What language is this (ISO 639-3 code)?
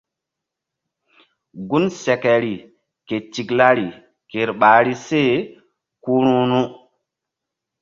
mdd